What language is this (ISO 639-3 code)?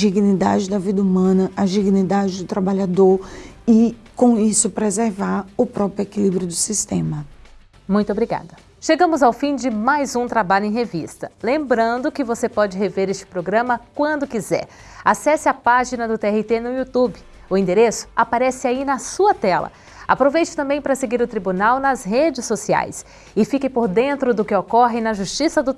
por